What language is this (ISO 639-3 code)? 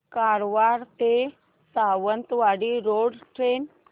mar